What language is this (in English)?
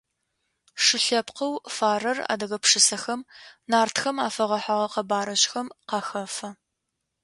Adyghe